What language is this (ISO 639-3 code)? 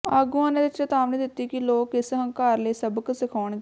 pan